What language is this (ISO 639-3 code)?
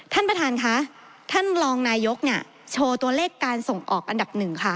tha